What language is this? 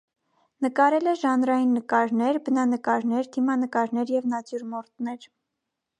Armenian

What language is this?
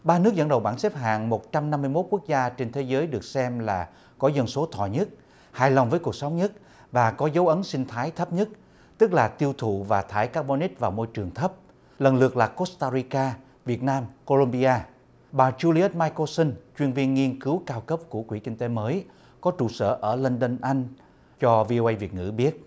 Vietnamese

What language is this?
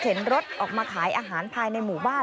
Thai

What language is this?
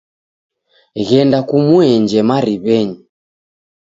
Taita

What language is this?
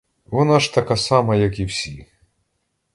Ukrainian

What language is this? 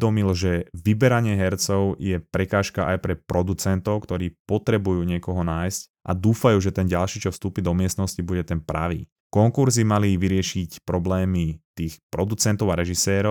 Slovak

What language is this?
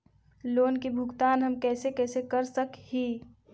Magahi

